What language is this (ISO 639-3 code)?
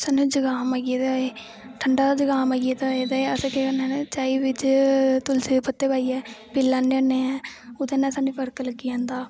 doi